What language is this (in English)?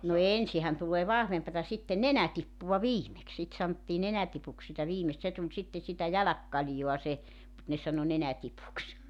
Finnish